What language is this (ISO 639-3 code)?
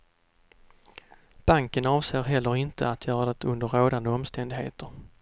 swe